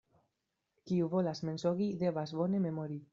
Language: Esperanto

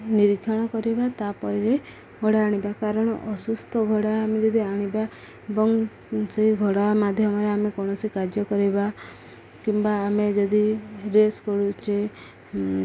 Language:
Odia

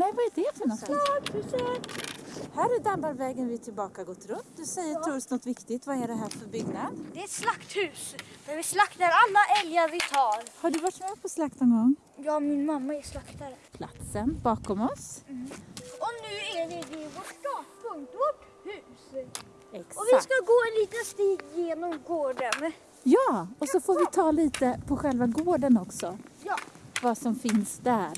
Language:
Swedish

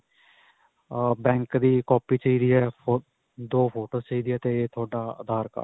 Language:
Punjabi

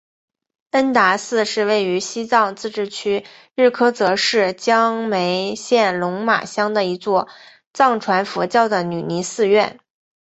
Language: Chinese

